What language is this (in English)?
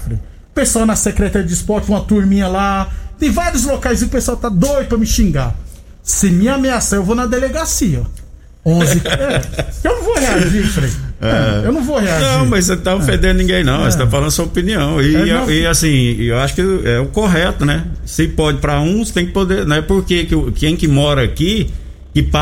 Portuguese